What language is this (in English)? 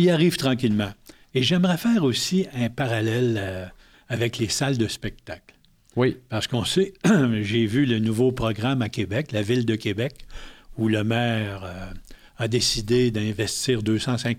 French